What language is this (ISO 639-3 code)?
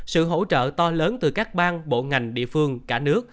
vie